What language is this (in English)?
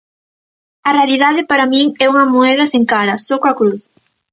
Galician